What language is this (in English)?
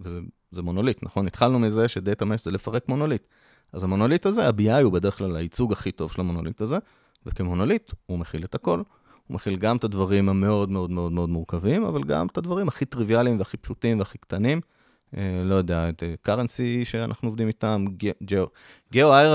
Hebrew